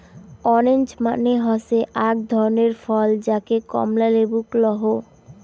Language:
Bangla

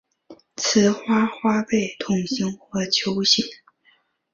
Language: Chinese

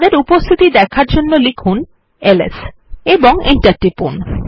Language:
Bangla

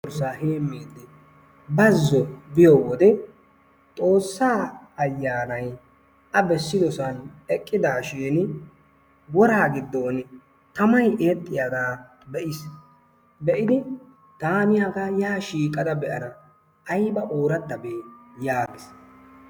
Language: Wolaytta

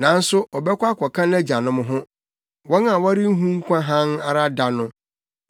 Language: Akan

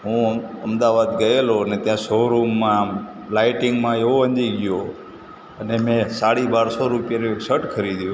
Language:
Gujarati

